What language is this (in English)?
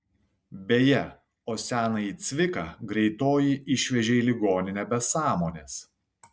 Lithuanian